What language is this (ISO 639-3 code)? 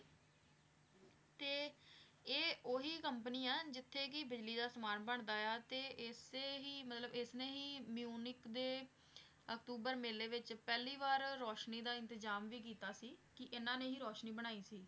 pan